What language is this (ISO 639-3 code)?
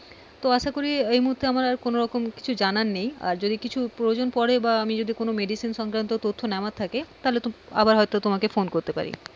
ben